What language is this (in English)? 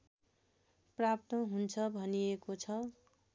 Nepali